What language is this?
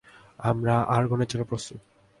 Bangla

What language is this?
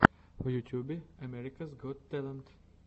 Russian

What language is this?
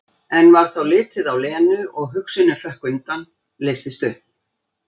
Icelandic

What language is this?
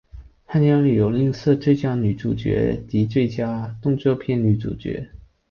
Chinese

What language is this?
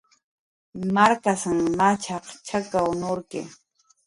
Jaqaru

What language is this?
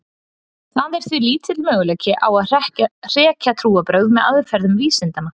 Icelandic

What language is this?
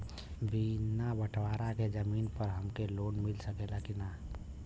Bhojpuri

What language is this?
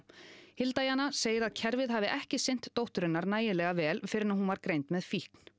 Icelandic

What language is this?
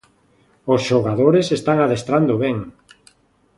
Galician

